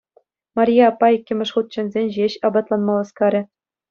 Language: Chuvash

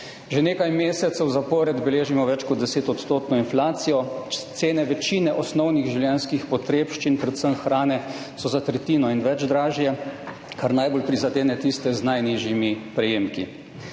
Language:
Slovenian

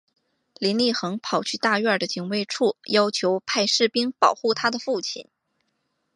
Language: Chinese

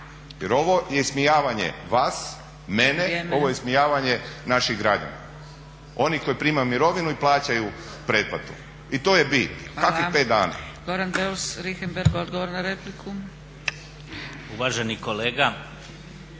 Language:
Croatian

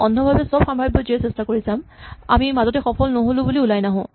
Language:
Assamese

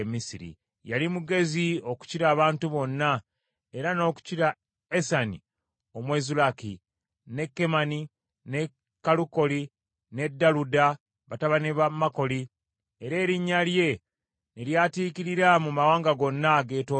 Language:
Ganda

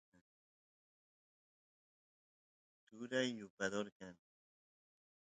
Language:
Santiago del Estero Quichua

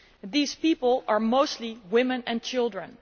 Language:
English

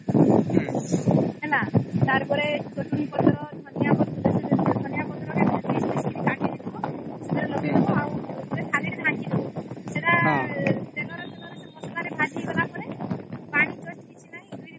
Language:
Odia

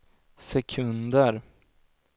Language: Swedish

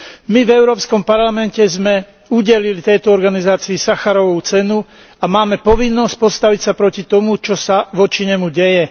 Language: Slovak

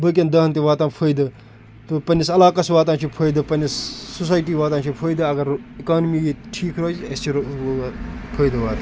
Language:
Kashmiri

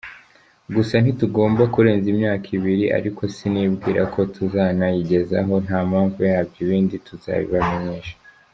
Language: Kinyarwanda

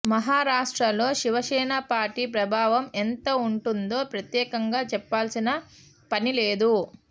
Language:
Telugu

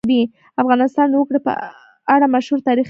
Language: Pashto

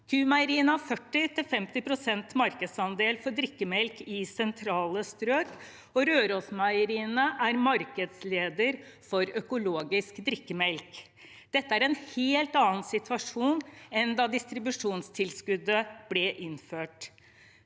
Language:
Norwegian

